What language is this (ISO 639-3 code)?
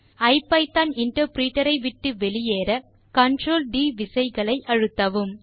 tam